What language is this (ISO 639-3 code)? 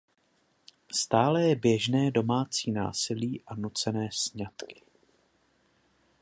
ces